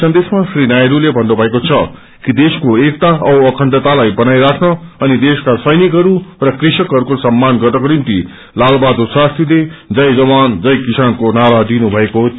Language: Nepali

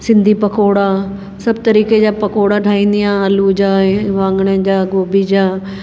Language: Sindhi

